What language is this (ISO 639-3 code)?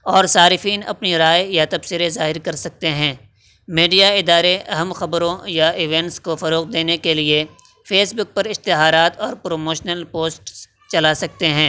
urd